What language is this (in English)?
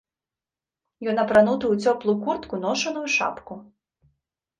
Belarusian